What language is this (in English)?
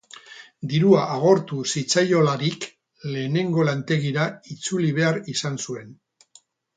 Basque